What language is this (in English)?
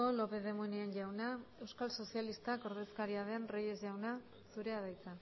Basque